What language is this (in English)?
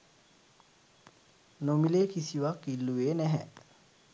Sinhala